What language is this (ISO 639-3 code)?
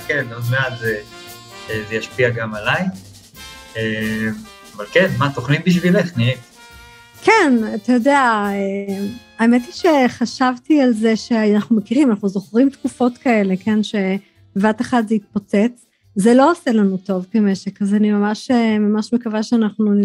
heb